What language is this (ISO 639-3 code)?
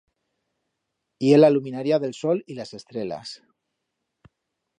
arg